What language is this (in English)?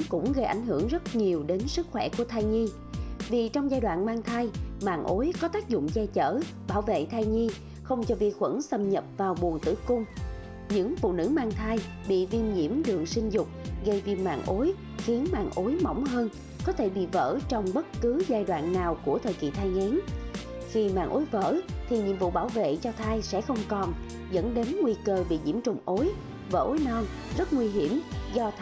Vietnamese